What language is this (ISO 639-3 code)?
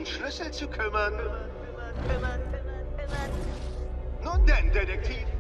deu